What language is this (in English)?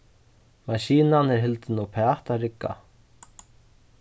Faroese